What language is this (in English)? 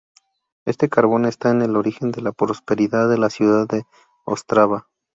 Spanish